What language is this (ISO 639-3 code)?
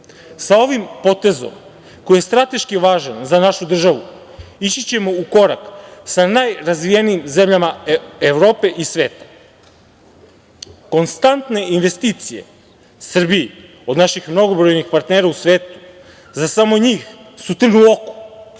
srp